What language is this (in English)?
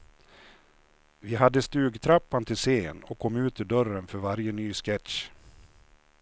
Swedish